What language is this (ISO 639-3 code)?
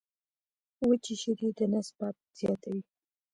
pus